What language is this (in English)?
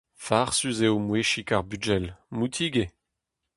Breton